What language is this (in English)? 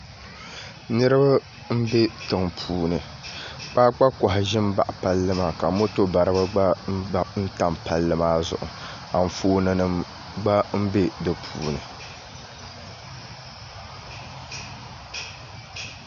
Dagbani